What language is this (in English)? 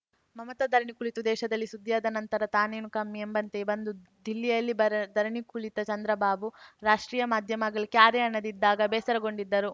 Kannada